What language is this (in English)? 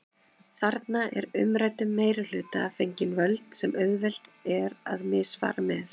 Icelandic